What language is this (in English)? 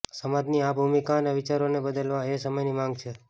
Gujarati